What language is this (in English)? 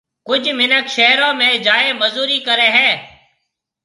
Marwari (Pakistan)